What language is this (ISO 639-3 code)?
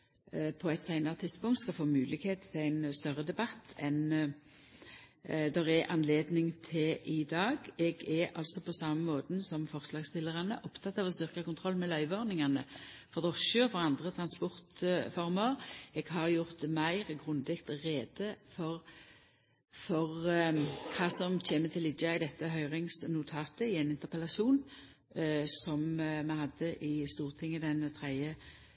nno